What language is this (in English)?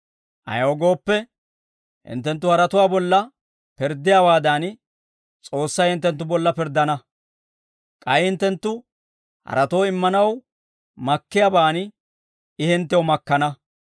Dawro